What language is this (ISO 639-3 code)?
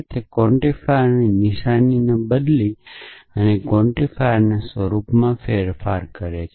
guj